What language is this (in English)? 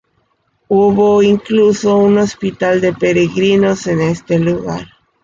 Spanish